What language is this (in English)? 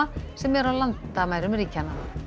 Icelandic